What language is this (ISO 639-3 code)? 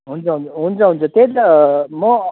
nep